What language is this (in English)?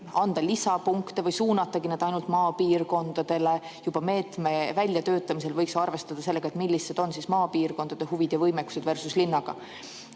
Estonian